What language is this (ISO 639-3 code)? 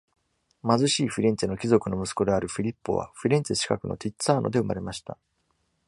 jpn